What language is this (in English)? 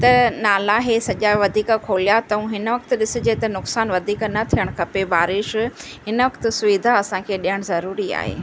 Sindhi